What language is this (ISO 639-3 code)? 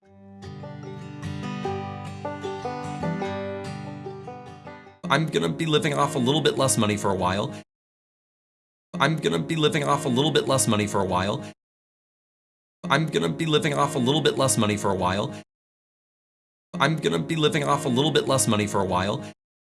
eng